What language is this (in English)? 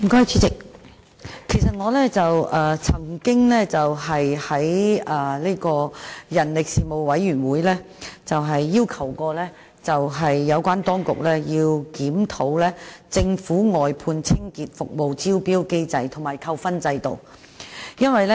Cantonese